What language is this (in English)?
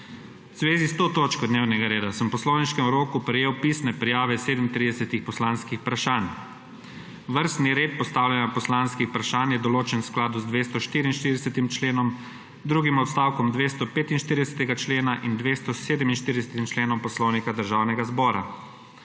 Slovenian